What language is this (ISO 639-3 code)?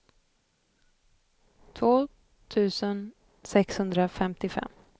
swe